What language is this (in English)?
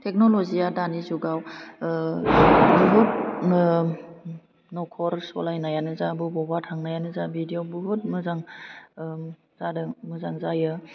Bodo